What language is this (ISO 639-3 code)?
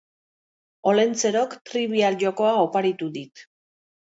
eus